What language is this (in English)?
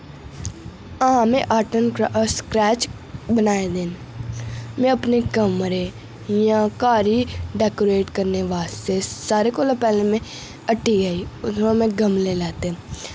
Dogri